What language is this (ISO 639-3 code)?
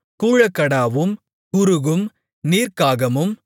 tam